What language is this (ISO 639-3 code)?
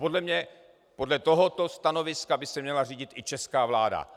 ces